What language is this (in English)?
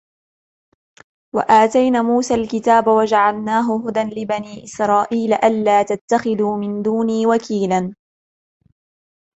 Arabic